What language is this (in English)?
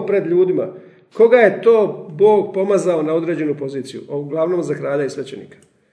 Croatian